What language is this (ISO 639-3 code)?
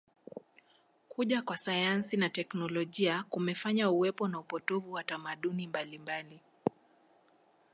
swa